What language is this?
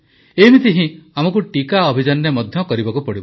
Odia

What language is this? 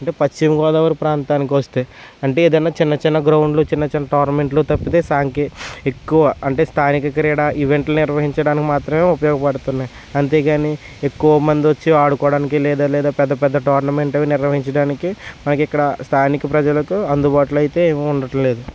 Telugu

